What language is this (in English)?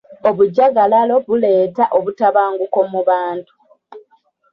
Ganda